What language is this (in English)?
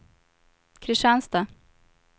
Swedish